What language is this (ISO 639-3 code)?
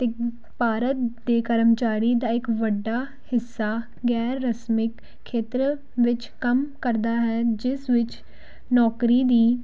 pan